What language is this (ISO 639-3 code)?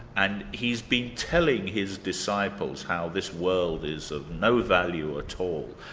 eng